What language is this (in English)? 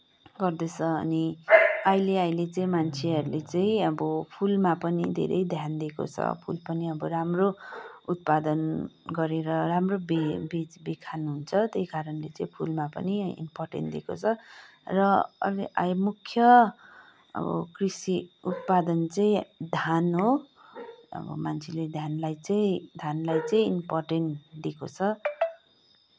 Nepali